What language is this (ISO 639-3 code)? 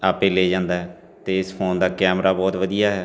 pan